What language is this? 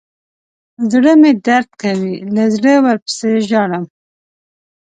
Pashto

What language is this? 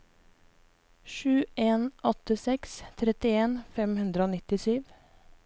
Norwegian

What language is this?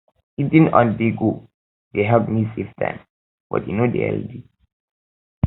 Nigerian Pidgin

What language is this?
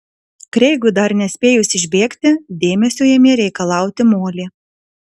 Lithuanian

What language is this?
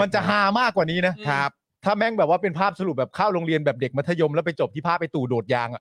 Thai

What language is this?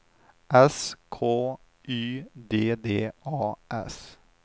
Swedish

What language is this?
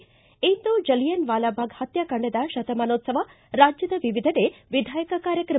Kannada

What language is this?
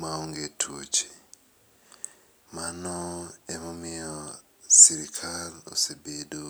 Luo (Kenya and Tanzania)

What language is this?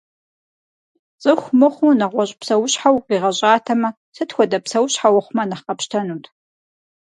Kabardian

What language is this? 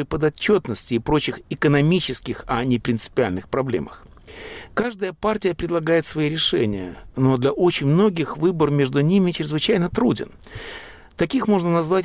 Russian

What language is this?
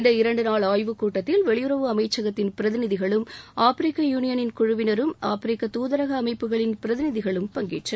Tamil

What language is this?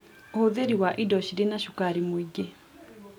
Kikuyu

